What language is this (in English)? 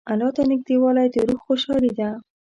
Pashto